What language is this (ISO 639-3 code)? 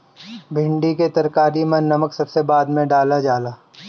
bho